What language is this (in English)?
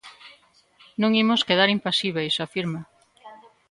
Galician